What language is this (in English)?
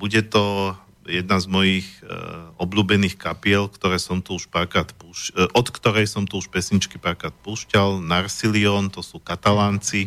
Slovak